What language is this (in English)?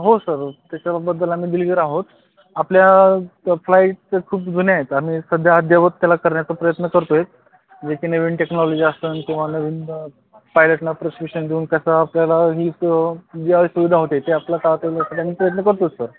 Marathi